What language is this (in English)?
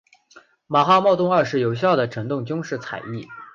Chinese